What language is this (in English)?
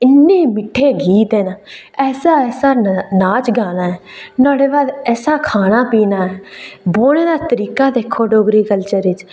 Dogri